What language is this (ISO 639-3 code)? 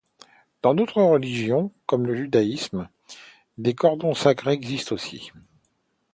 fra